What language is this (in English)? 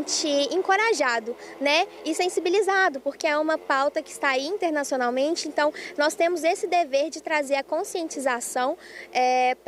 Portuguese